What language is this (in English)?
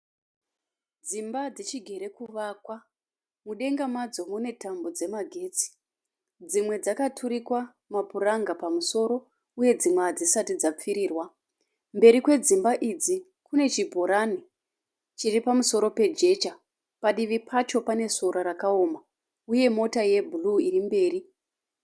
Shona